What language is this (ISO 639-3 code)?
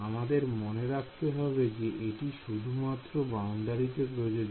ben